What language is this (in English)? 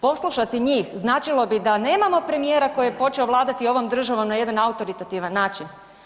Croatian